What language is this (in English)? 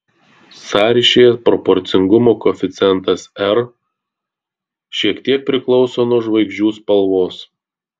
Lithuanian